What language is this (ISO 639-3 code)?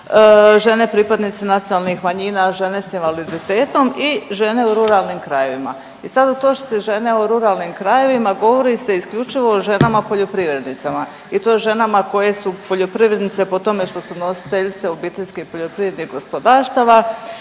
hrv